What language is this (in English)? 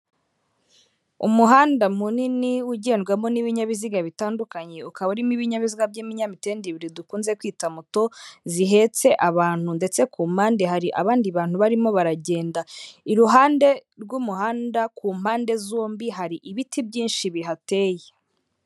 Kinyarwanda